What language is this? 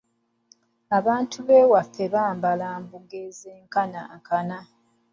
Ganda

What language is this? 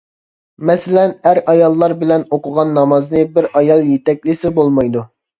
Uyghur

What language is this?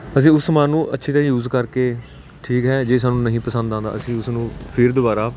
Punjabi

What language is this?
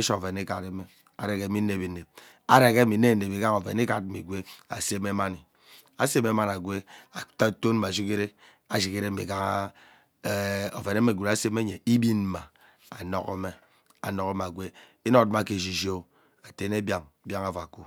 Ubaghara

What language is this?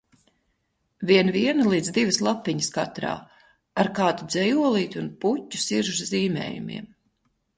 Latvian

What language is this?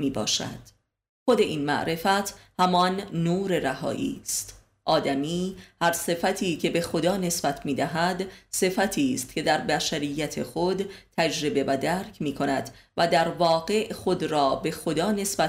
Persian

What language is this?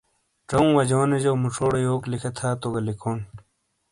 Shina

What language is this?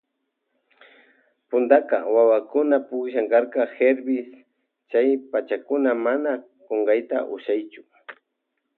Loja Highland Quichua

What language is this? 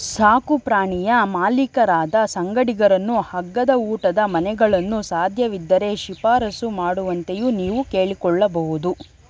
Kannada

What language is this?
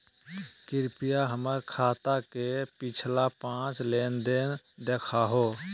Magahi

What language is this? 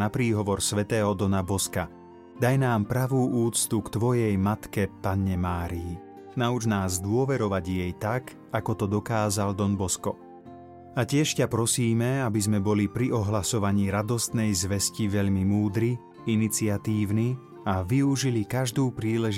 Slovak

